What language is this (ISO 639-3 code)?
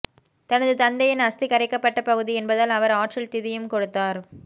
tam